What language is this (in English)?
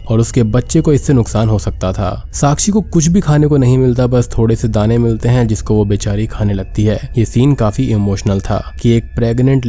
Hindi